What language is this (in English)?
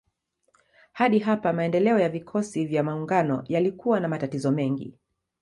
Swahili